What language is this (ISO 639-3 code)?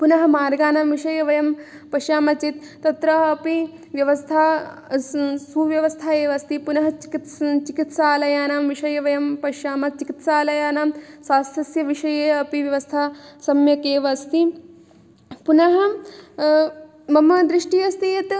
san